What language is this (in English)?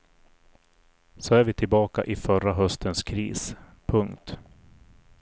Swedish